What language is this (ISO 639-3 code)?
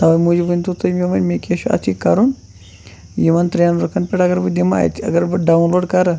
kas